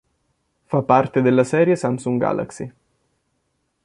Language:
Italian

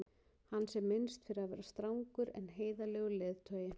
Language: Icelandic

